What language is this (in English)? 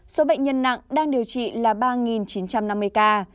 Vietnamese